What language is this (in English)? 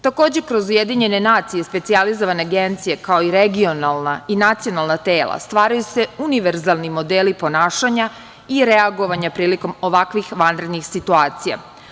Serbian